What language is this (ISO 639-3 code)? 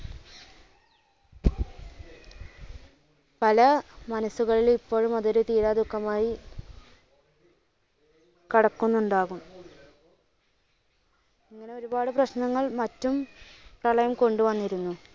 mal